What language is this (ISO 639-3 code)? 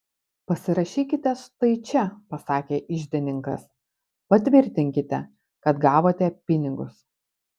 lit